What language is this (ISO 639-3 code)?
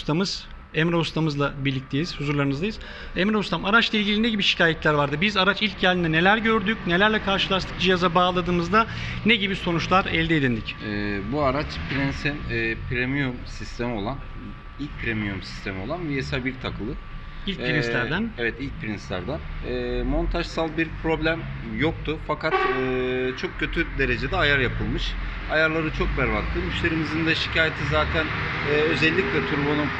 tur